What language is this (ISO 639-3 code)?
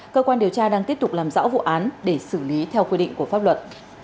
vie